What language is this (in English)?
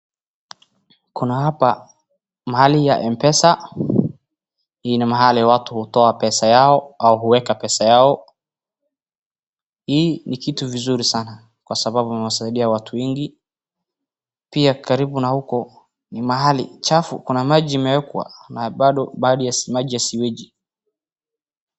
Swahili